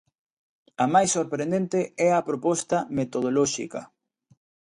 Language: Galician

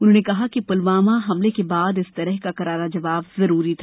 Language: Hindi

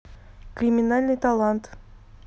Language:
Russian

